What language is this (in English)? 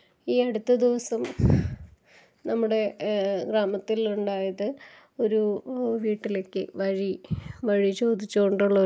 Malayalam